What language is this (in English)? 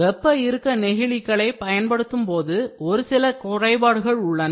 Tamil